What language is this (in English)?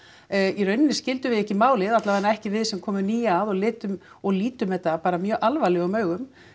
Icelandic